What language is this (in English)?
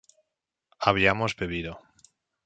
Spanish